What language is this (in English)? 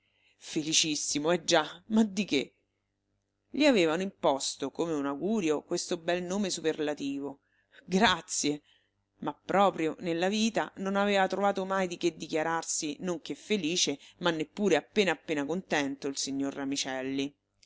Italian